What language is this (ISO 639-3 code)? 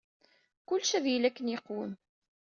kab